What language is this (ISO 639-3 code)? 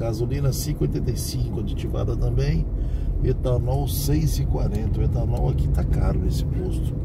por